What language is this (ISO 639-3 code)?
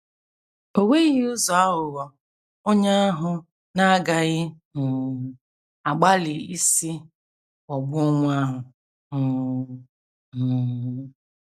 ibo